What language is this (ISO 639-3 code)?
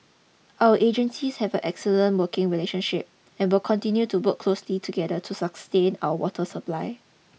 eng